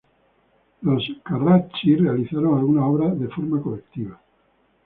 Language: Spanish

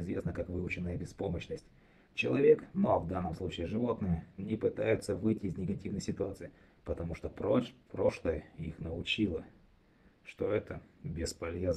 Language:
Russian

